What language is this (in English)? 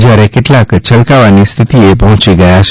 Gujarati